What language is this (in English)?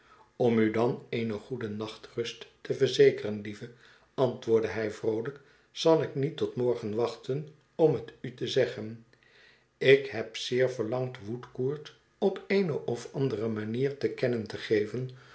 Dutch